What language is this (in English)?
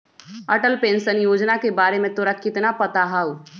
Magahi